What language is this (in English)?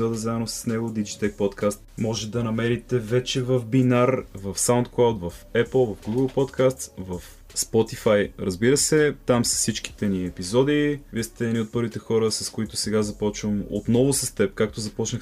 Bulgarian